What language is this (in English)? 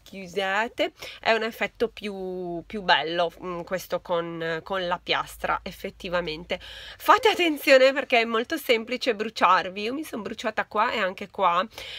Italian